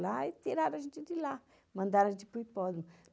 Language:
Portuguese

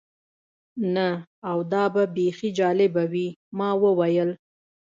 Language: Pashto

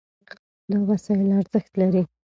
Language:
Pashto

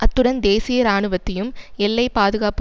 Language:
Tamil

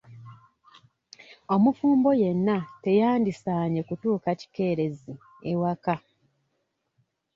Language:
Ganda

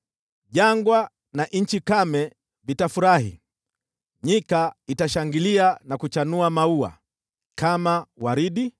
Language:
Swahili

